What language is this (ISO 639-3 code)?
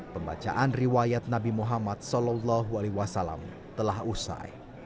ind